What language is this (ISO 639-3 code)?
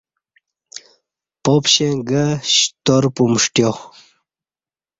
bsh